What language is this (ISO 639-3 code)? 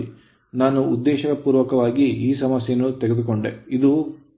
kan